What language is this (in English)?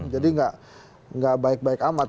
Indonesian